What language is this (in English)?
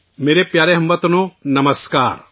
Urdu